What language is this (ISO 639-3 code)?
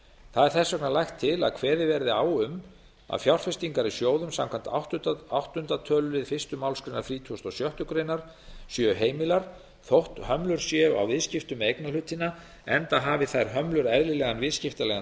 isl